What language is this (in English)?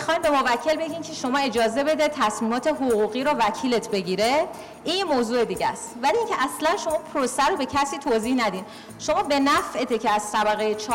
Persian